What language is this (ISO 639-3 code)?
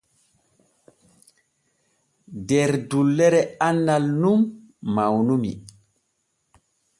fue